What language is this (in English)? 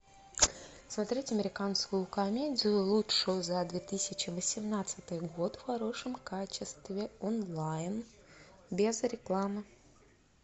Russian